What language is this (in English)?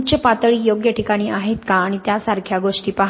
Marathi